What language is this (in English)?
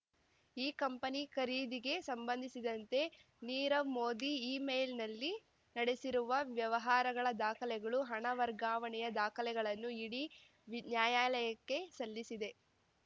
Kannada